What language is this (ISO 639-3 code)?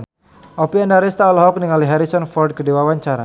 sun